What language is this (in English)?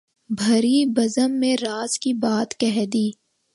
Urdu